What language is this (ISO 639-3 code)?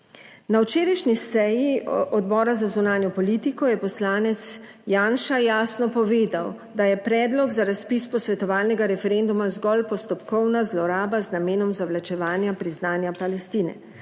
slv